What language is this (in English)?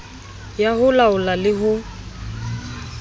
Southern Sotho